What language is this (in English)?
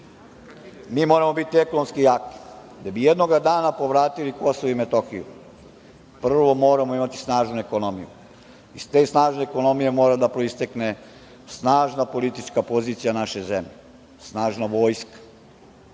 Serbian